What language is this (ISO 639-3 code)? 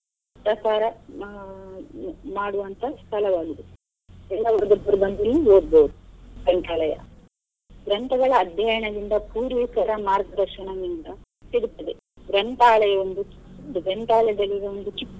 kan